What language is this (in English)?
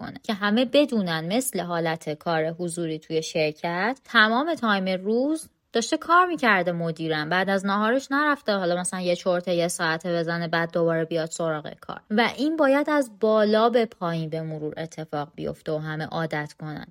Persian